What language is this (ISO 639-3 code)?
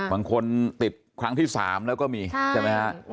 tha